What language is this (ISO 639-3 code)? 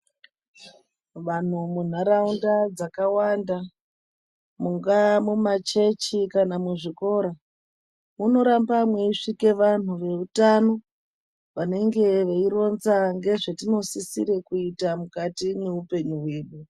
ndc